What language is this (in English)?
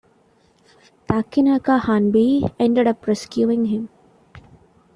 English